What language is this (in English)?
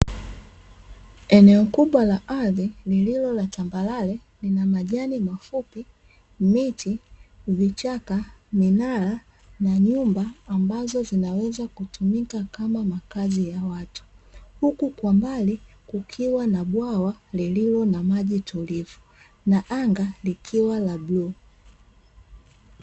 Swahili